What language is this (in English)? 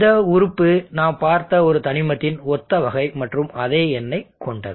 Tamil